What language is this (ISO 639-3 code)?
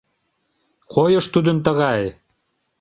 chm